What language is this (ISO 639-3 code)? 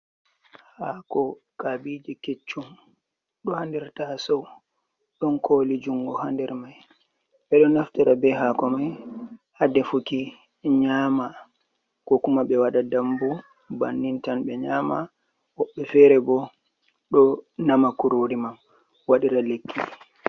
ful